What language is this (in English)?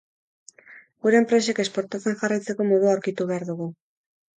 Basque